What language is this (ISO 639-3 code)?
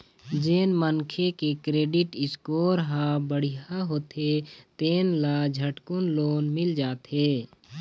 hne